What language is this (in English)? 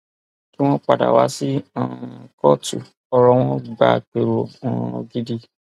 Yoruba